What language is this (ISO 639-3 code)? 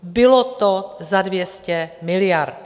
ces